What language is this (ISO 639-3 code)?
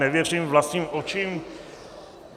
ces